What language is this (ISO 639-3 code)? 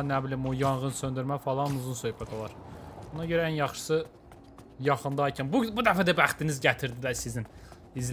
tur